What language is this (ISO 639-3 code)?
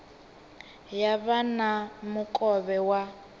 ven